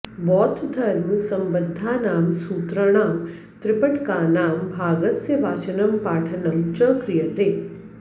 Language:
Sanskrit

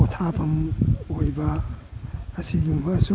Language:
Manipuri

